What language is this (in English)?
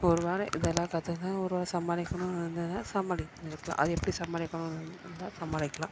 Tamil